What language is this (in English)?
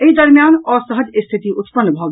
Maithili